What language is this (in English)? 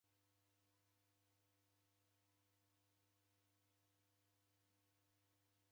Taita